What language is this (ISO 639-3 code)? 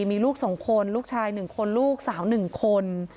tha